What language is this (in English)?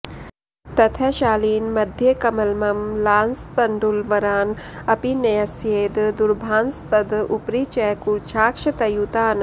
Sanskrit